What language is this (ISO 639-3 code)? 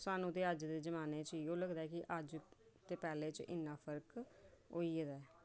doi